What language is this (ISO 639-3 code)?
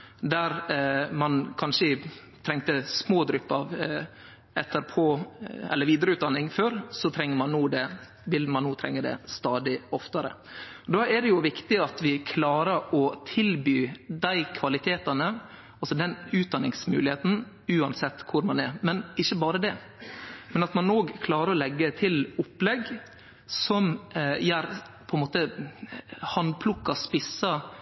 nno